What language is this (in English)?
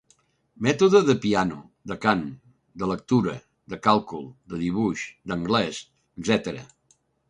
Catalan